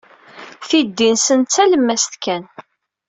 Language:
Kabyle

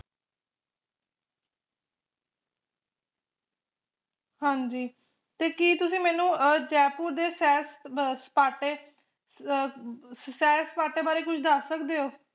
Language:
Punjabi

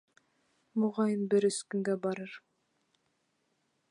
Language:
Bashkir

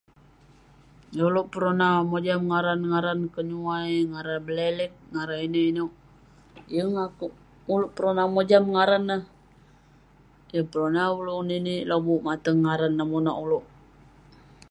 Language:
Western Penan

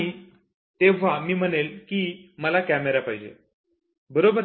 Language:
Marathi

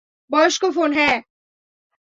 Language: Bangla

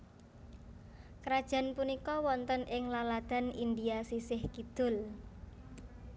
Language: Javanese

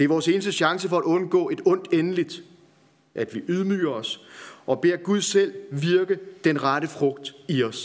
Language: Danish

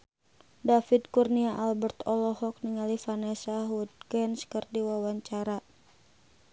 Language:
Sundanese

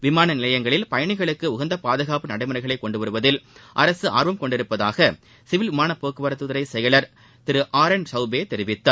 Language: Tamil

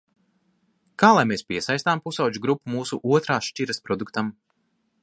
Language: Latvian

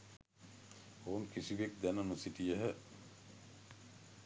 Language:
Sinhala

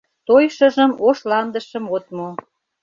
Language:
Mari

